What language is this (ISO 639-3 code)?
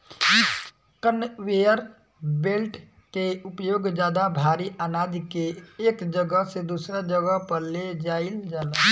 bho